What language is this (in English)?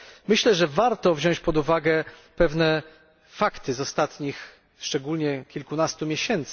Polish